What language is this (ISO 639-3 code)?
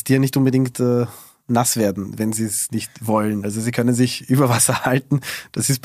deu